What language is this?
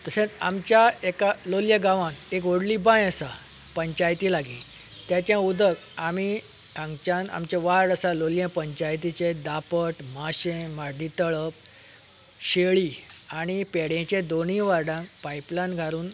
Konkani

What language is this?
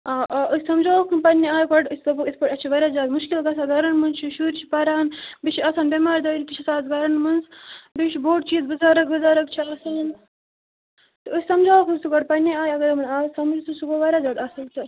Kashmiri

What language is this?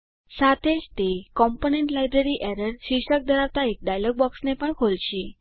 Gujarati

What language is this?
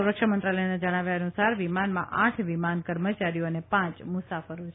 Gujarati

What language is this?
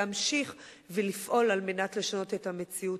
Hebrew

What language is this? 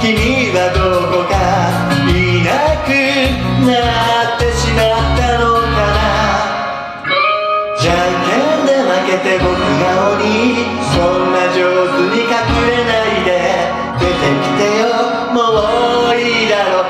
Japanese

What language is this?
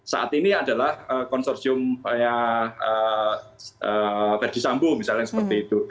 Indonesian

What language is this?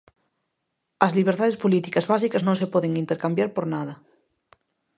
Galician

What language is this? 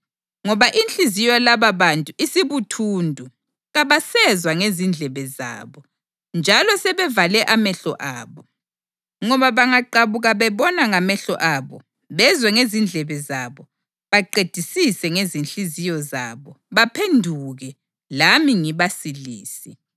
North Ndebele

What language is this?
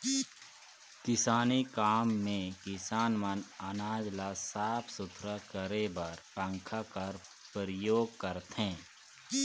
Chhattisgarhi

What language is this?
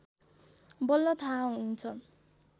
Nepali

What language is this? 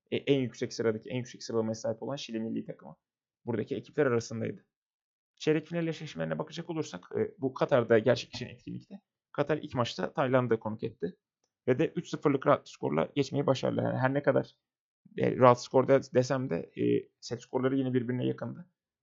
Turkish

